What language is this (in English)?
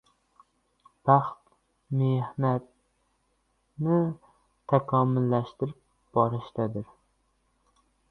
Uzbek